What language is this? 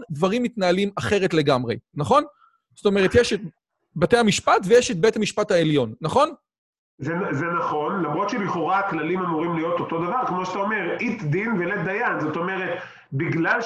Hebrew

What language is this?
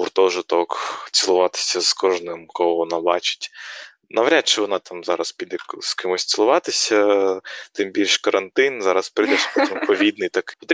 Ukrainian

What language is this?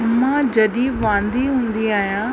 Sindhi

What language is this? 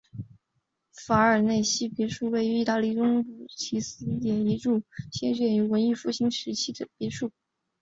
Chinese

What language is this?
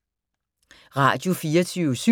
Danish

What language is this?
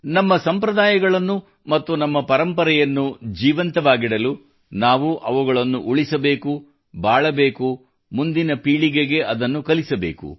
Kannada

